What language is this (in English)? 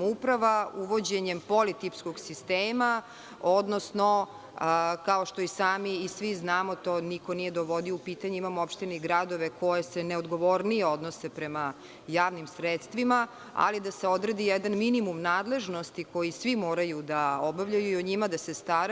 Serbian